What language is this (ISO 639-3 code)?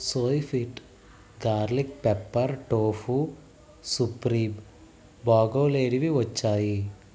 tel